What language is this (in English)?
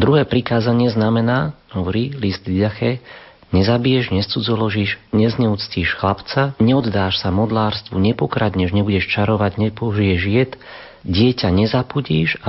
Slovak